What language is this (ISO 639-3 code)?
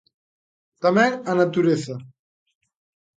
glg